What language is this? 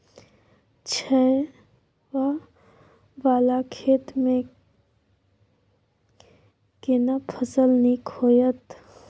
Maithili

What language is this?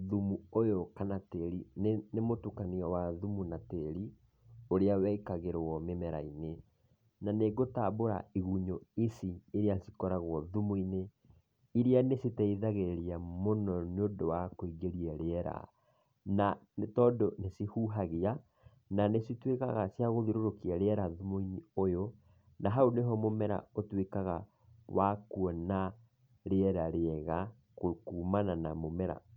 Kikuyu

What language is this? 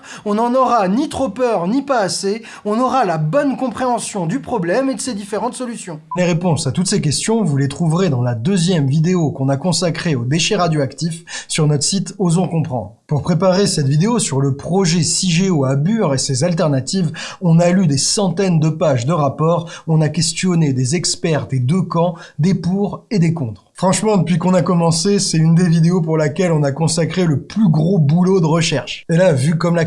French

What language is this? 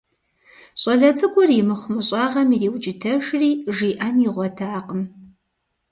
Kabardian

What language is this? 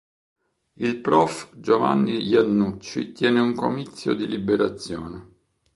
Italian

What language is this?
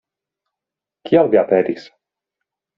Esperanto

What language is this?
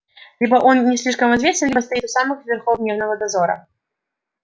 Russian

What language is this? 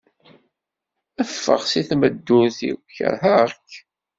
Kabyle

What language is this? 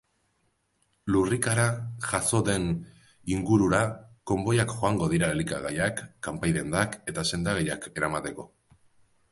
Basque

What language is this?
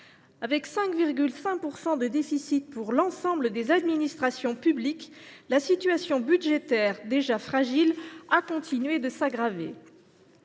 French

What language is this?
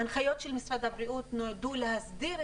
Hebrew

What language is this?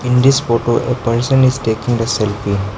English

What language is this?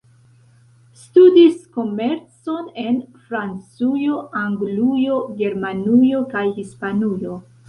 Esperanto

